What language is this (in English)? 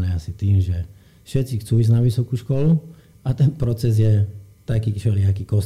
Slovak